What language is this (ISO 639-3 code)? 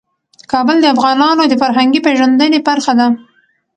pus